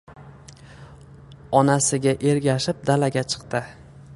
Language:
Uzbek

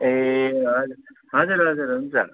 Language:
Nepali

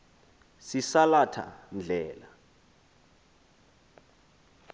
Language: Xhosa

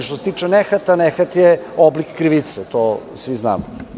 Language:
Serbian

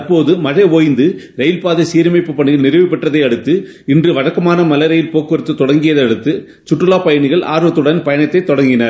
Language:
Tamil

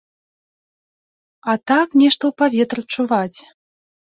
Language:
Belarusian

